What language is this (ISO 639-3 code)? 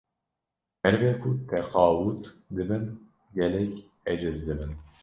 kur